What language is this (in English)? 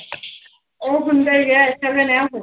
Punjabi